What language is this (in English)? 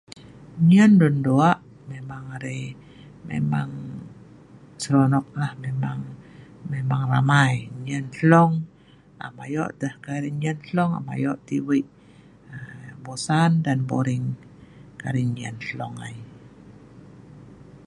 Sa'ban